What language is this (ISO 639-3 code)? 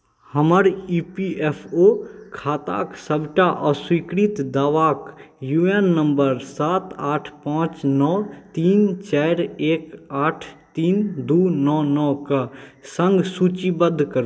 mai